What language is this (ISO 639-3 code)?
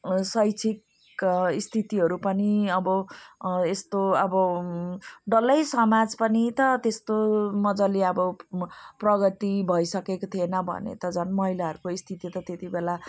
nep